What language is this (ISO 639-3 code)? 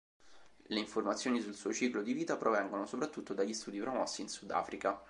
ita